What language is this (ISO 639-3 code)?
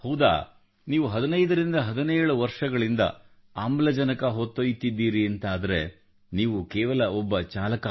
kan